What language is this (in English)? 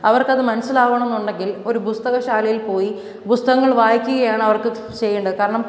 Malayalam